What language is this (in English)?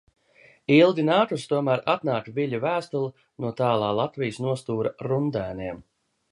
Latvian